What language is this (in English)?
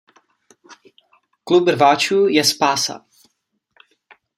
Czech